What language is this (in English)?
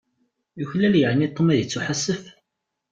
Kabyle